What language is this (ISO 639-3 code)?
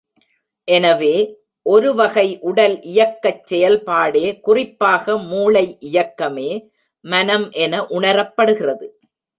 tam